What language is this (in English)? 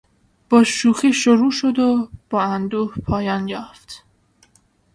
Persian